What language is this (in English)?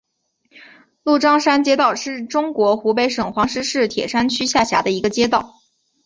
Chinese